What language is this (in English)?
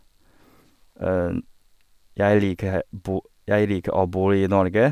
Norwegian